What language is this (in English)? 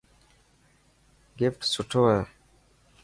Dhatki